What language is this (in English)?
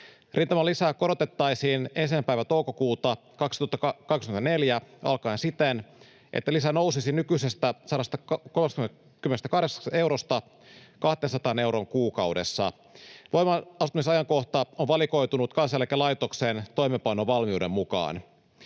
Finnish